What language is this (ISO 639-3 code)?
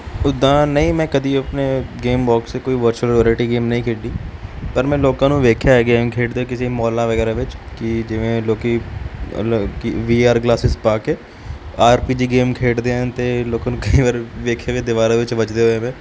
pan